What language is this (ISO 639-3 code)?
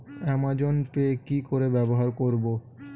ben